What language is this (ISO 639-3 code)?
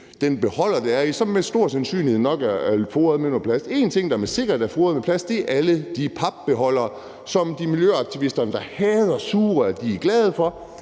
dan